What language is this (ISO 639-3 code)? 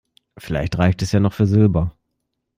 deu